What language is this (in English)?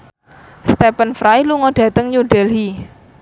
Javanese